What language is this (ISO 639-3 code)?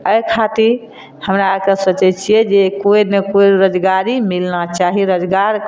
mai